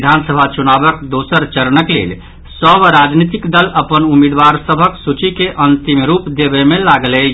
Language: Maithili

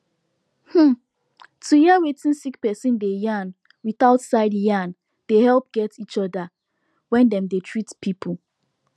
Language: Nigerian Pidgin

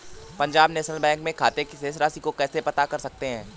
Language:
Hindi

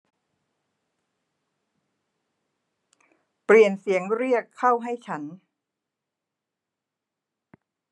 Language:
Thai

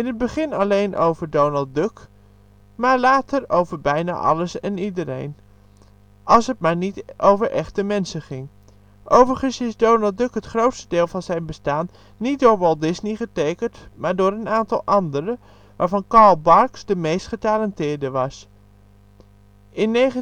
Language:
Dutch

